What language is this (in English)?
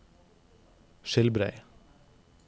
Norwegian